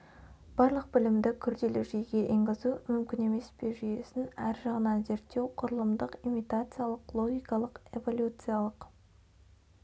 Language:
Kazakh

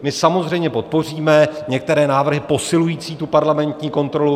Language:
Czech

